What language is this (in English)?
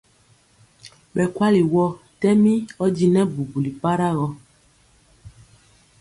Mpiemo